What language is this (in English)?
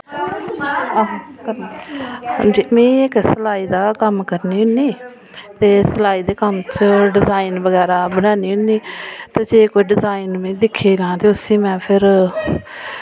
Dogri